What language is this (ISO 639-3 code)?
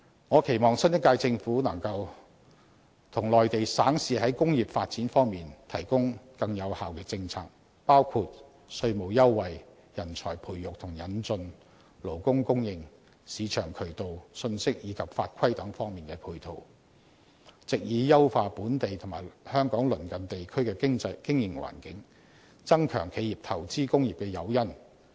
yue